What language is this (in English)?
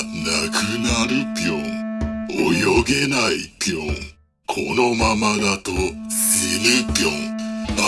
Japanese